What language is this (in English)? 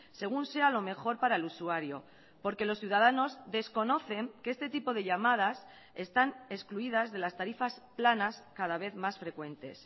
Spanish